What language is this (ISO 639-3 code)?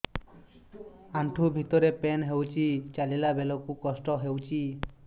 ori